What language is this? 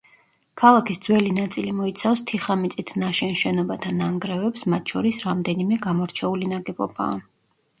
Georgian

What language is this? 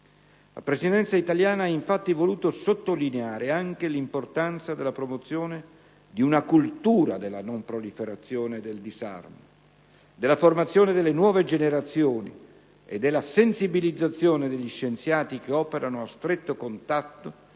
Italian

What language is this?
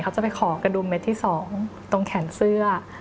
Thai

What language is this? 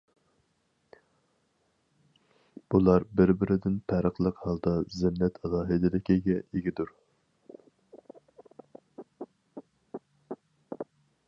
Uyghur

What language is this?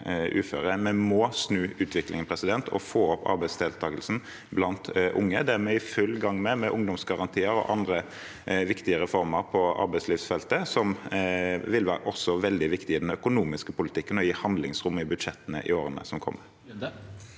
Norwegian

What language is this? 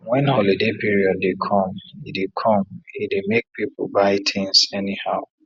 Nigerian Pidgin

